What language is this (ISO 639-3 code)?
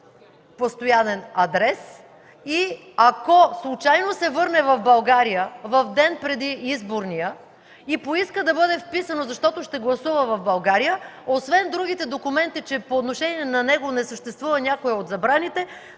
bul